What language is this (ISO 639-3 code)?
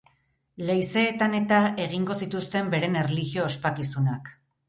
eus